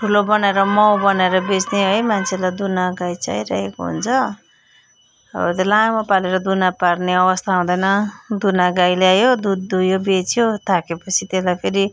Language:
Nepali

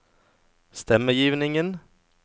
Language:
Norwegian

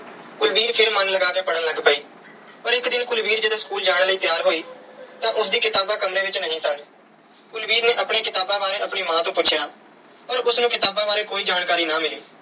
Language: Punjabi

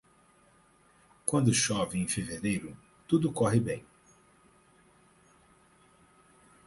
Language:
Portuguese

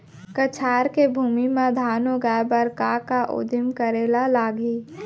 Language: Chhattisgarhi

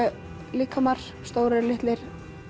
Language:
Icelandic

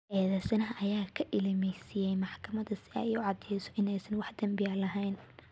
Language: Somali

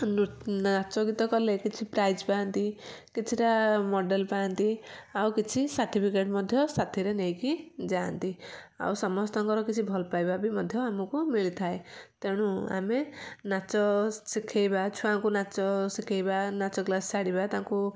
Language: Odia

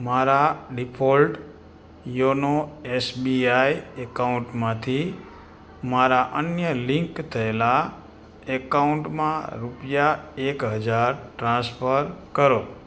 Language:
Gujarati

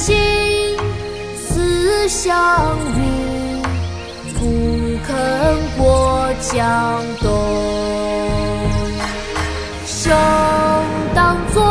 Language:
Chinese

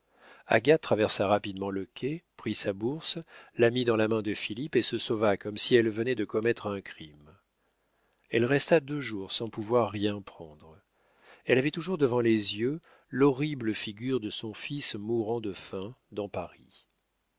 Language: French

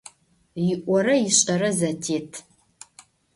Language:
Adyghe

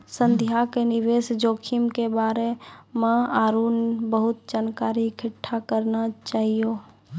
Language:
Maithili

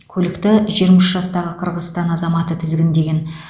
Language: Kazakh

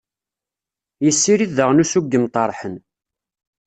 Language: Kabyle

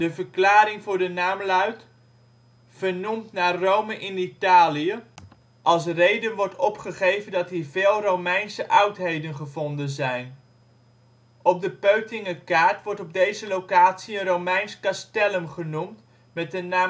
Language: Dutch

